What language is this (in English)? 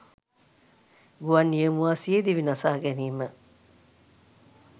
Sinhala